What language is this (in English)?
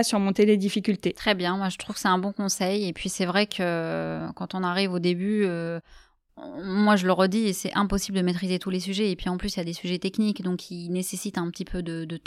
French